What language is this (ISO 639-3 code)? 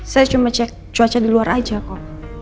ind